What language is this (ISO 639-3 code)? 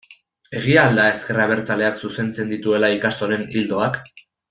eus